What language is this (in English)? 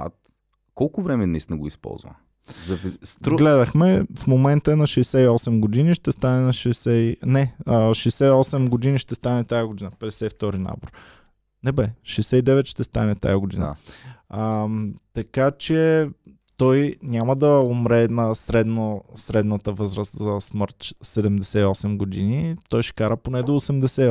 Bulgarian